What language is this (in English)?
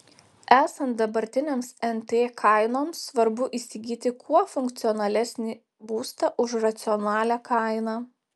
Lithuanian